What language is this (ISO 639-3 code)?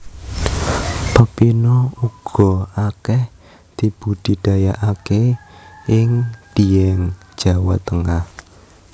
jav